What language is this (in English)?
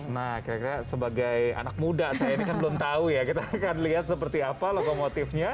Indonesian